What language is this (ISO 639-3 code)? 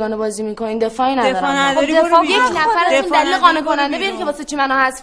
fas